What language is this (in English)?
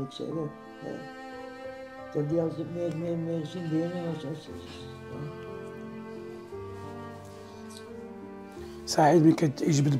Arabic